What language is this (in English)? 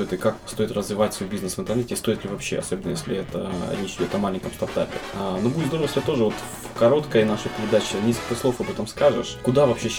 Russian